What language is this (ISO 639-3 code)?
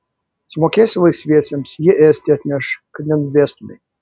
lit